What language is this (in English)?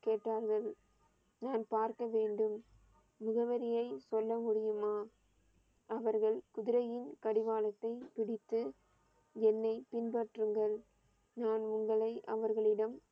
Tamil